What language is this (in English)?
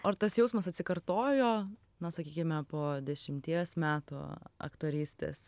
Lithuanian